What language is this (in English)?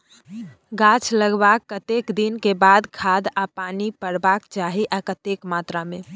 Maithili